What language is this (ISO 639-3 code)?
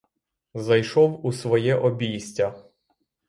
ukr